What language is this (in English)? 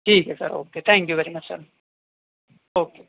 Urdu